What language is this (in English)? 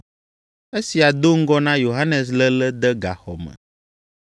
Ewe